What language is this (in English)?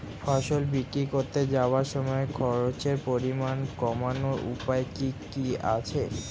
Bangla